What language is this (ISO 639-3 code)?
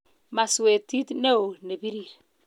kln